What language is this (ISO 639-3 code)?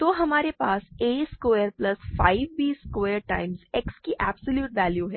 hin